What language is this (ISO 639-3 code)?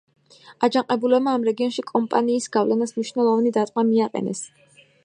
kat